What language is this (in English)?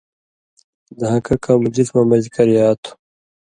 Indus Kohistani